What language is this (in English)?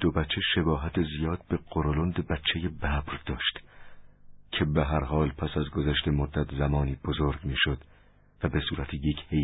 Persian